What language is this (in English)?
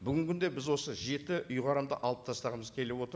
Kazakh